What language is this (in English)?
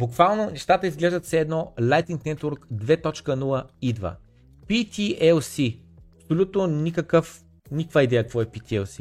Bulgarian